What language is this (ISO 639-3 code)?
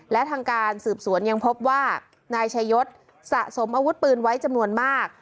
tha